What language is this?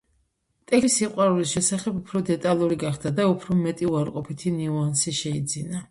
Georgian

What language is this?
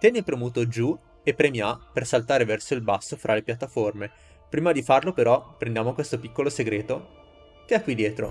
Italian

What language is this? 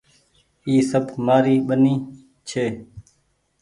Goaria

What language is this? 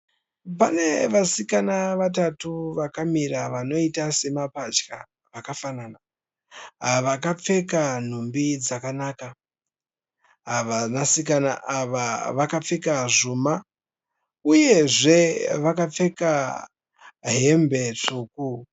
Shona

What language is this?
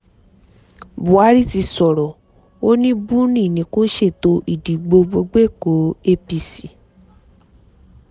Yoruba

